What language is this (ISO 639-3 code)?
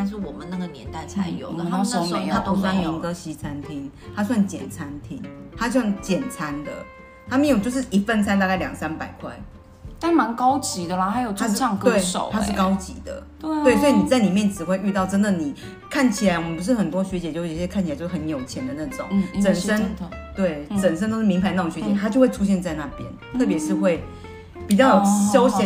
zho